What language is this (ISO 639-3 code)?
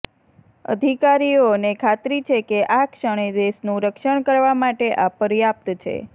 guj